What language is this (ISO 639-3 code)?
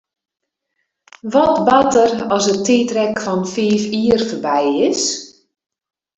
fry